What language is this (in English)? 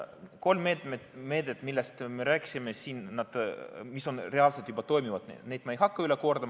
Estonian